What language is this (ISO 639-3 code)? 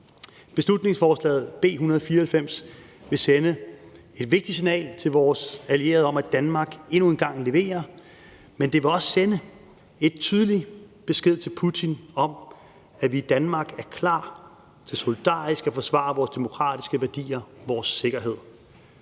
dan